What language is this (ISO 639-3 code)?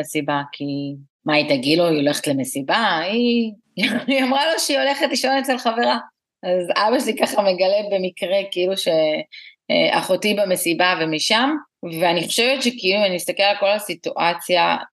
heb